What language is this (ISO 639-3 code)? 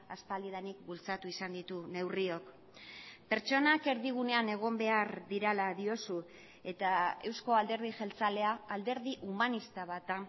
eus